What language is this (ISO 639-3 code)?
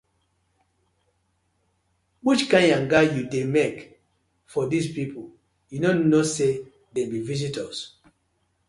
pcm